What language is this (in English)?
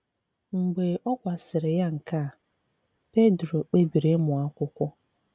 Igbo